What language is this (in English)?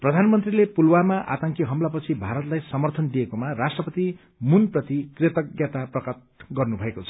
Nepali